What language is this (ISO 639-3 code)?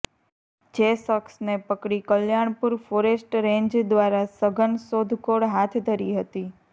guj